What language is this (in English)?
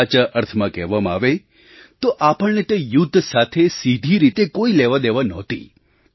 Gujarati